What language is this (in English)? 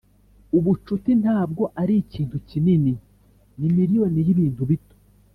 Kinyarwanda